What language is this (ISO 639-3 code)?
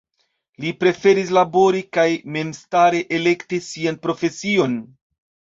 epo